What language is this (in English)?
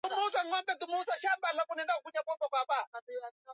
Swahili